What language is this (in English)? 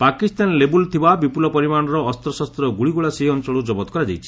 Odia